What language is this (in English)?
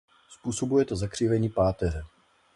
Czech